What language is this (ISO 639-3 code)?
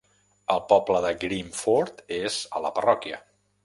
cat